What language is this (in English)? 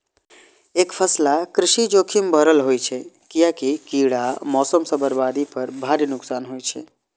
Maithili